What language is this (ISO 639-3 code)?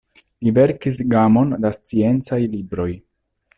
epo